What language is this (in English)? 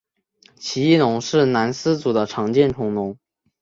Chinese